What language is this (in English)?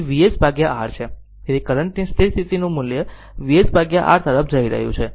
Gujarati